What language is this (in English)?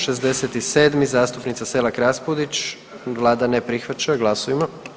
Croatian